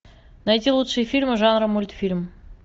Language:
Russian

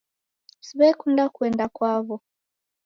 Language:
Taita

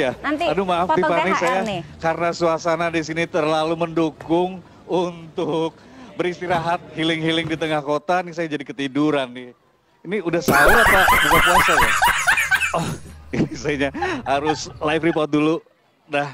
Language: Indonesian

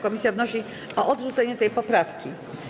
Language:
Polish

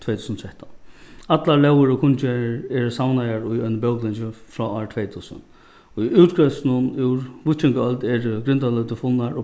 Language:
Faroese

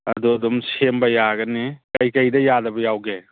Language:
Manipuri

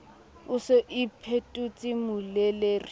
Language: Southern Sotho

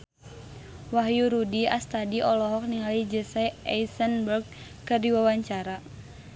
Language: Sundanese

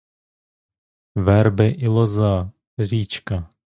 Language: Ukrainian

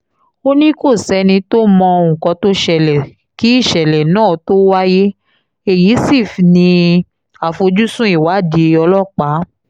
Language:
Yoruba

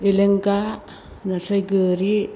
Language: Bodo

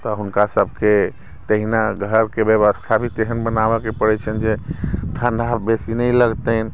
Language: Maithili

